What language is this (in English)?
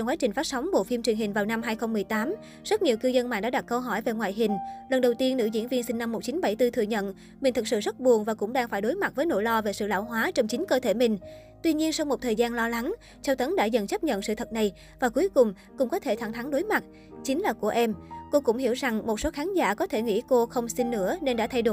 Vietnamese